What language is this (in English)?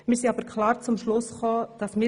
Swiss German